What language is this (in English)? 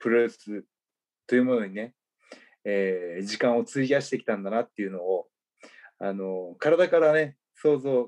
Japanese